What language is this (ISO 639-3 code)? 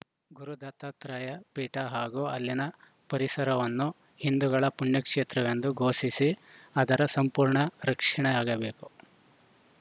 kan